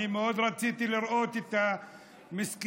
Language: Hebrew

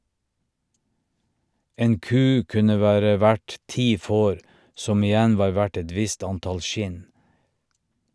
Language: Norwegian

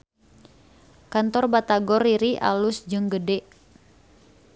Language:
Sundanese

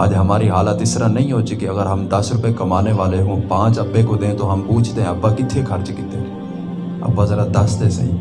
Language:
Urdu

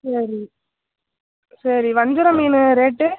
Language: Tamil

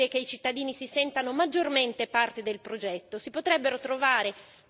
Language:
Italian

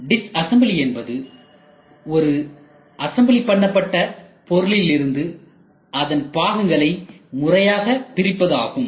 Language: Tamil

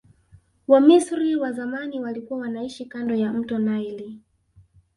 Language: Swahili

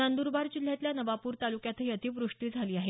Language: Marathi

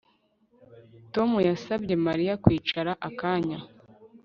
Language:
Kinyarwanda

